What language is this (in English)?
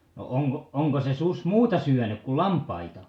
Finnish